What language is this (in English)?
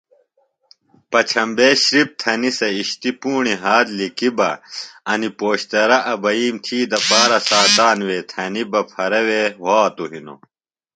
Phalura